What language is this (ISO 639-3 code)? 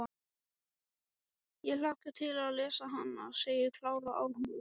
isl